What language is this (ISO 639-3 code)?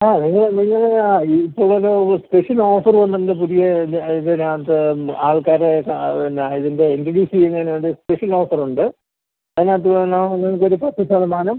mal